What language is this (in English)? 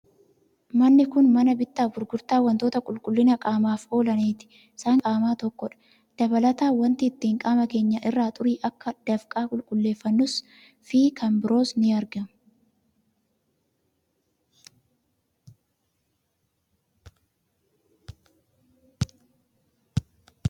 Oromo